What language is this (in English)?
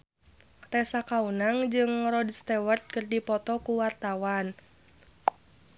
Sundanese